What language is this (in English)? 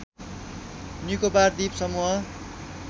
Nepali